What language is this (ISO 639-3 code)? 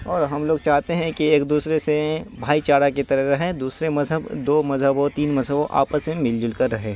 urd